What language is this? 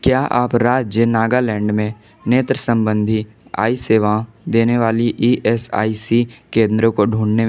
Hindi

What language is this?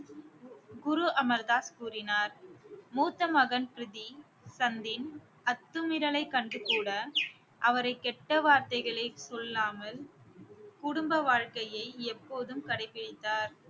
Tamil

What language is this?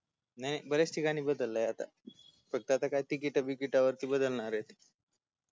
Marathi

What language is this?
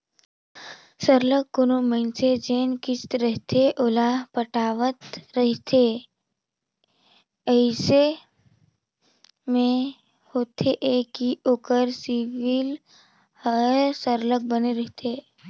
Chhattisgarhi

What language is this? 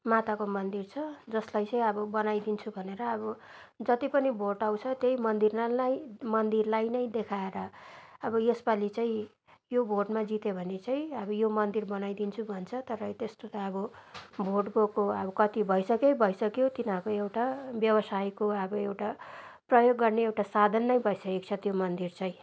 Nepali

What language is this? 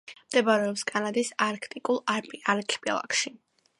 Georgian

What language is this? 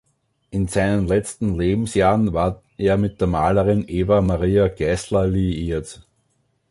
German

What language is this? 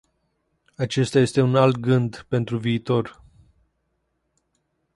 Romanian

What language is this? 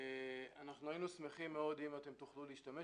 Hebrew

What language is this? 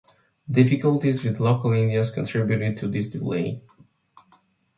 English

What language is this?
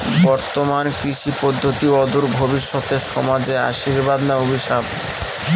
Bangla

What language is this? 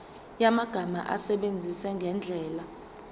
Zulu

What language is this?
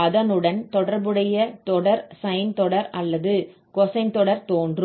Tamil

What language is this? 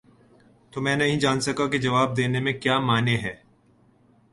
Urdu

